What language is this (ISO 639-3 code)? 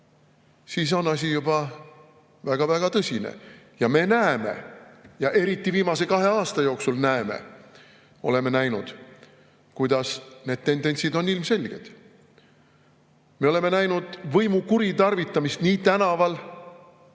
est